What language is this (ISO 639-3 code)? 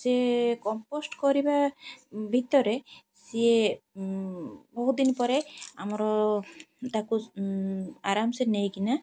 ori